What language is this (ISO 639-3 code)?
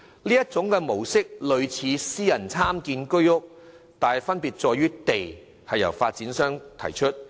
yue